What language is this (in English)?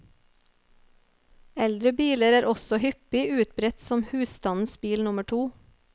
Norwegian